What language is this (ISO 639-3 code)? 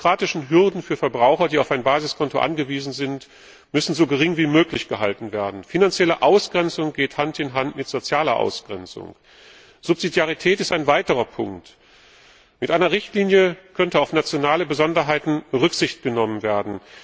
deu